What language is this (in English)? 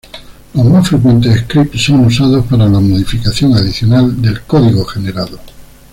Spanish